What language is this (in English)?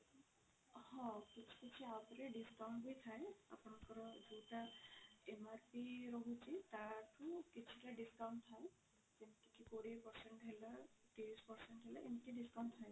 Odia